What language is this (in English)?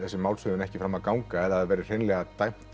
Icelandic